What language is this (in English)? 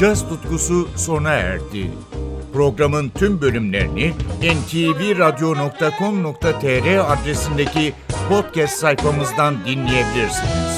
Turkish